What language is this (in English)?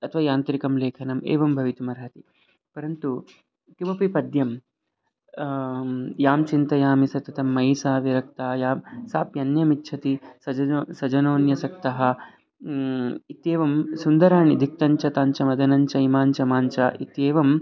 Sanskrit